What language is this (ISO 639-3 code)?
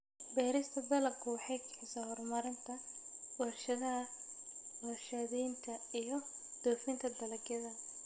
som